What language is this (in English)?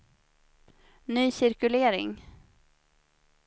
Swedish